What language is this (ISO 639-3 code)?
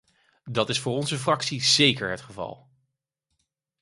nld